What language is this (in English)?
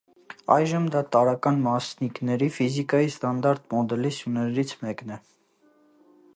Armenian